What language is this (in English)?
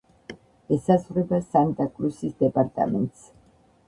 Georgian